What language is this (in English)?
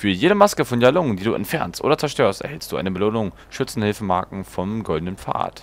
German